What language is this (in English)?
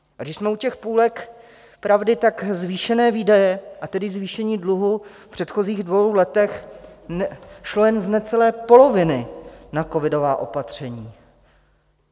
Czech